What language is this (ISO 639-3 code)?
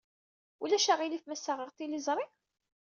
kab